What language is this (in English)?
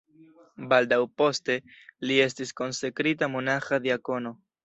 Esperanto